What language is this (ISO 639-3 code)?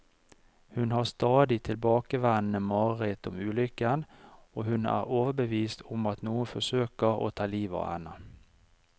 nor